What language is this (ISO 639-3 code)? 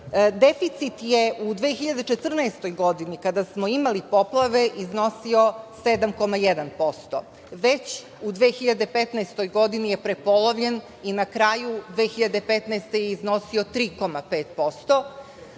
srp